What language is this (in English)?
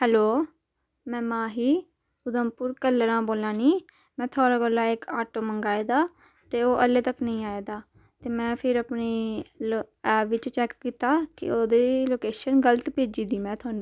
Dogri